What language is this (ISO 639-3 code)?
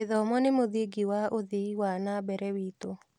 kik